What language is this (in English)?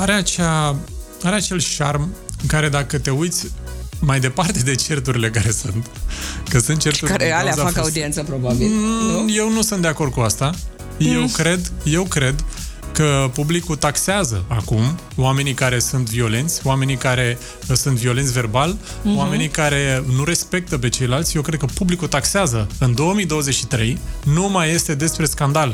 Romanian